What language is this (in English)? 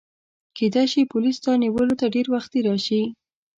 Pashto